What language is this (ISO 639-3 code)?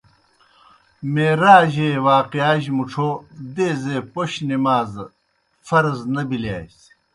plk